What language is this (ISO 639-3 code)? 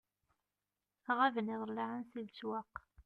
kab